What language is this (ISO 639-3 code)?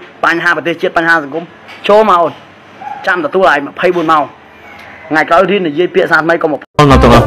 vie